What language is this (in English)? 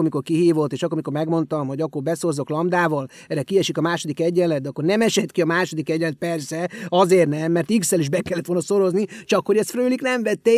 Hungarian